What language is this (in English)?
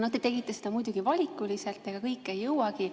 Estonian